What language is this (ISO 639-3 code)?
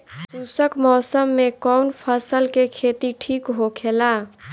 bho